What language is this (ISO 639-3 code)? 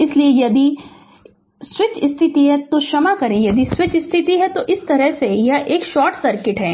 hin